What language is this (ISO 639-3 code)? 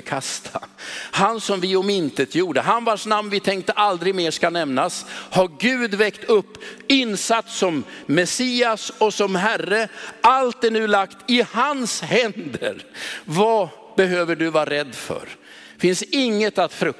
swe